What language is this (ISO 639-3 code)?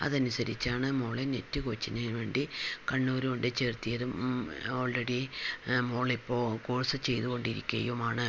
mal